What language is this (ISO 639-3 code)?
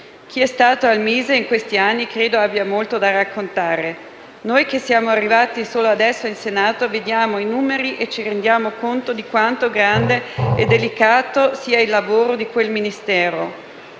ita